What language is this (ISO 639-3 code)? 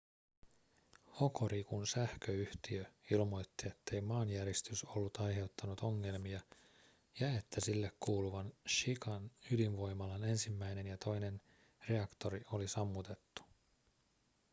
fin